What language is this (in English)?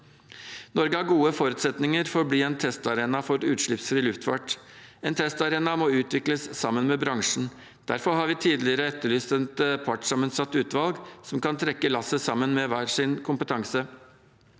Norwegian